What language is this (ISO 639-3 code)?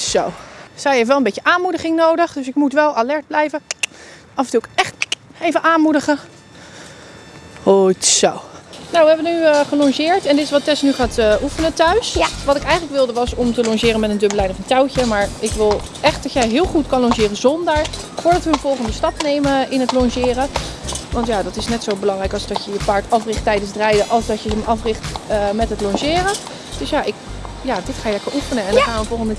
nld